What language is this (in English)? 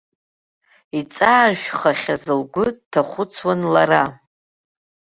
Abkhazian